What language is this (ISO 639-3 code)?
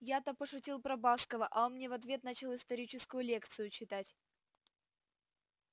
rus